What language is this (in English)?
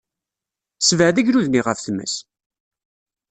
Kabyle